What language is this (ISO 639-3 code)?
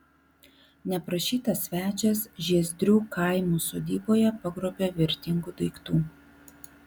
lit